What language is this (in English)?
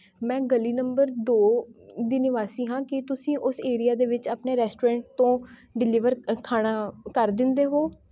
Punjabi